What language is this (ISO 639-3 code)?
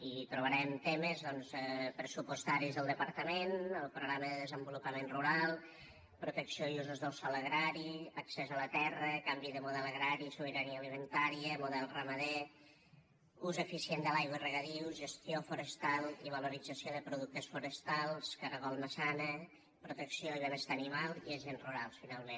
cat